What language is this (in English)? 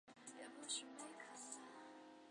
Chinese